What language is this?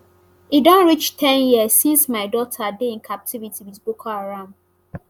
Nigerian Pidgin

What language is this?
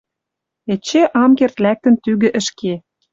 Western Mari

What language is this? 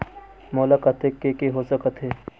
Chhattisgarhi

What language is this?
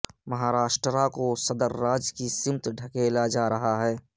Urdu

